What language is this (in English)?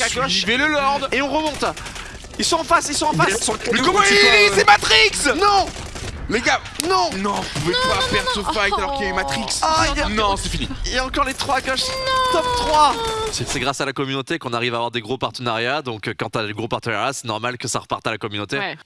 French